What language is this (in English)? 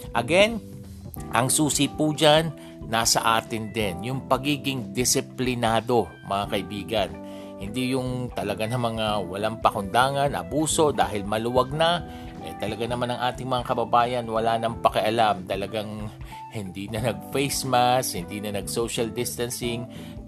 Filipino